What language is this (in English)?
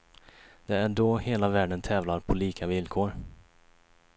Swedish